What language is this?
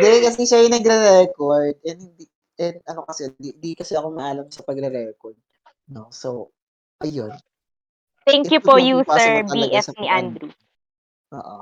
Filipino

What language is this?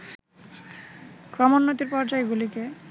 Bangla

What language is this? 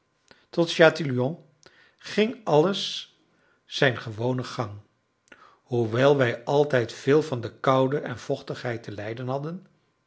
Dutch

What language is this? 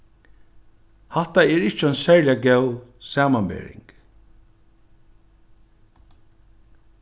Faroese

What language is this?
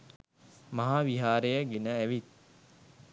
Sinhala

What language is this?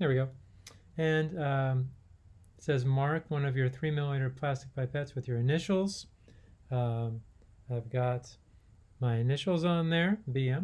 English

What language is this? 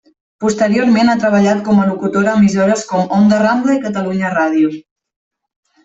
Catalan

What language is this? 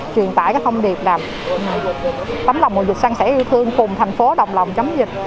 Vietnamese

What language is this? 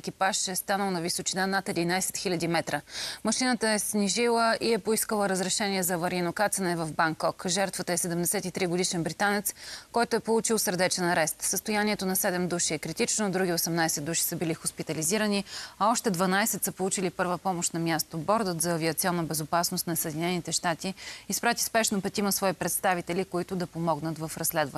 Bulgarian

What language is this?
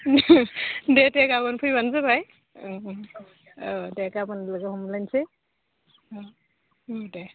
Bodo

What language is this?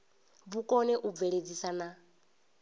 Venda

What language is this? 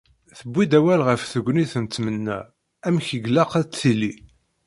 Kabyle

